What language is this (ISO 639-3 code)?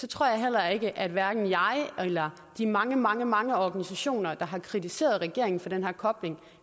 dan